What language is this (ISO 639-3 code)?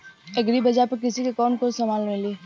bho